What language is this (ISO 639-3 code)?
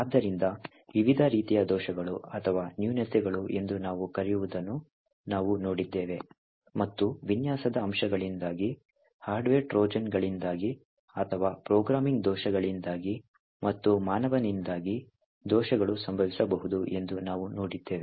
kan